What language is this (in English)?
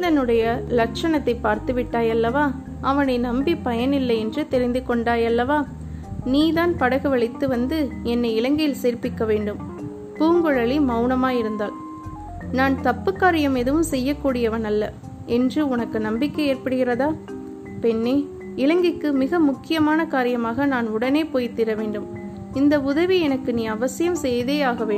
Tamil